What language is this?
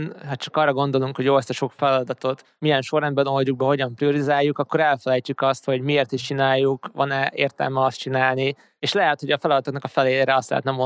Hungarian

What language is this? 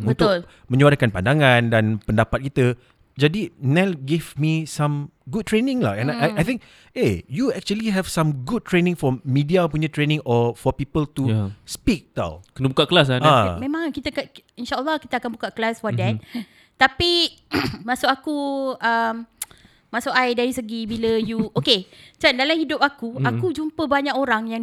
Malay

